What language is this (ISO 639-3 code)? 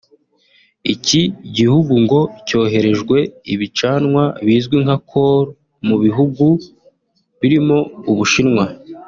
kin